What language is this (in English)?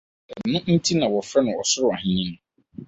Akan